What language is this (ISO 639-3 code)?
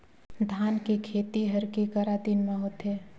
hne